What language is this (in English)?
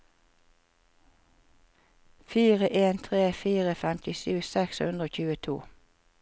Norwegian